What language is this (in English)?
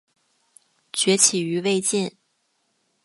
Chinese